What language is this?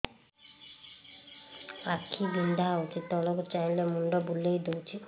Odia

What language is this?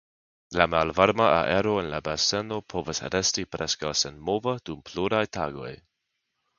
Esperanto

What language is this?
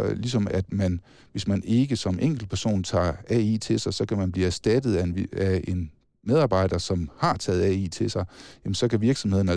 Danish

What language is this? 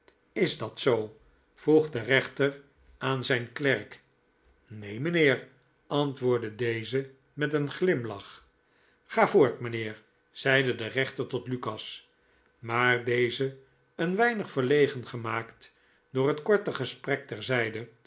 Dutch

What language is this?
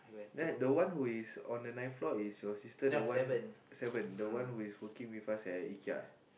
English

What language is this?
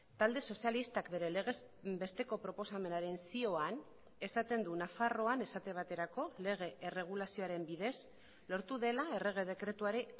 Basque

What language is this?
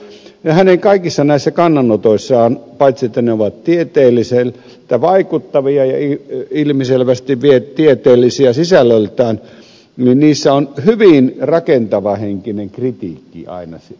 Finnish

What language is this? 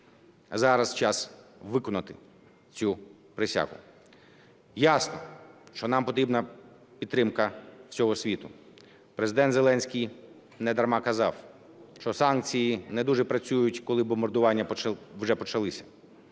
Ukrainian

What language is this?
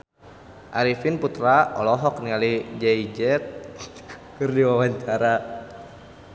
Sundanese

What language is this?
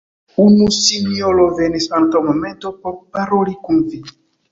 Esperanto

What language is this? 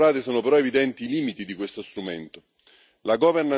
Italian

